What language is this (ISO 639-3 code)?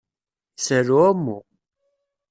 kab